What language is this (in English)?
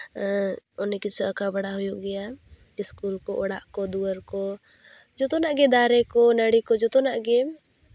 Santali